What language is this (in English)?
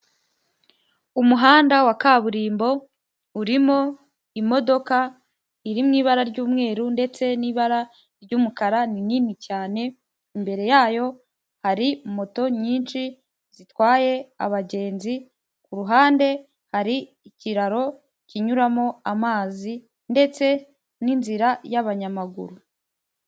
Kinyarwanda